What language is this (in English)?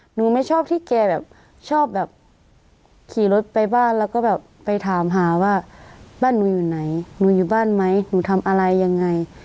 Thai